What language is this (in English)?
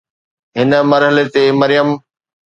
Sindhi